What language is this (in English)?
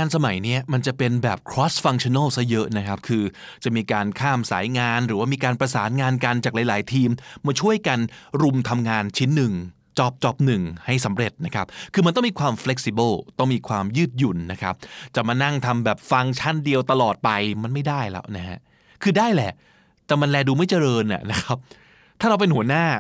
Thai